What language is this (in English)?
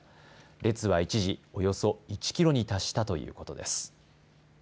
Japanese